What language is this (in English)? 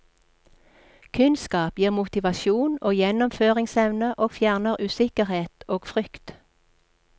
Norwegian